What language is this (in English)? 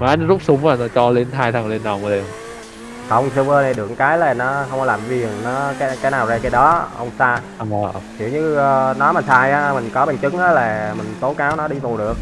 Vietnamese